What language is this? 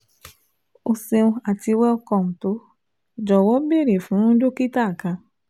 Yoruba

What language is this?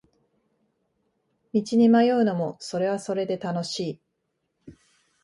Japanese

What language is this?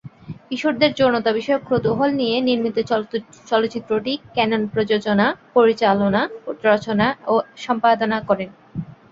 Bangla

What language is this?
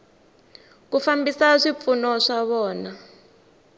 Tsonga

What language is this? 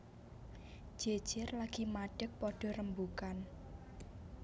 Javanese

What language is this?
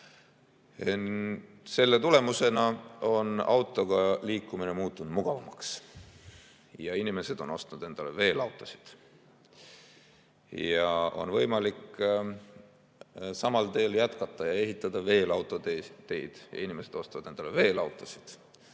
Estonian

